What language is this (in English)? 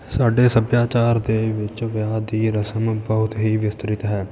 Punjabi